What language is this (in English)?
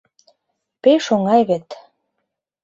Mari